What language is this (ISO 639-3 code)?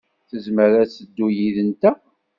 kab